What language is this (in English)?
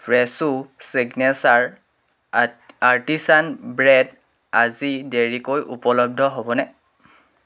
Assamese